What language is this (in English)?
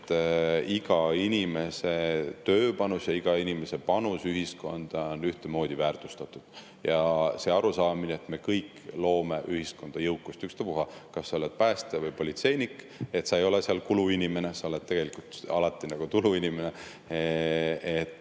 Estonian